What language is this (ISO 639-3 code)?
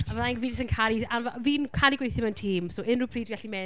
cym